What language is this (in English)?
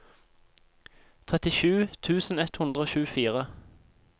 Norwegian